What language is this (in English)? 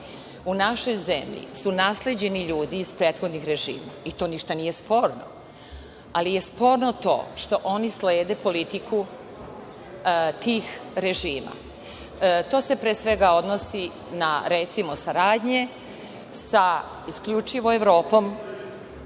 Serbian